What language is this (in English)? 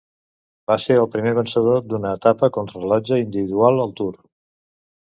Catalan